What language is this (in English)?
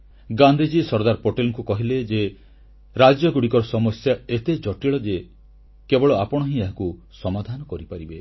Odia